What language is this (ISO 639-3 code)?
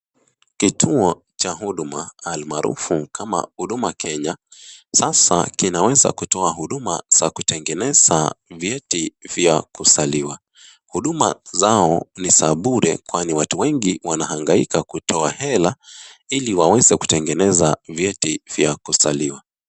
swa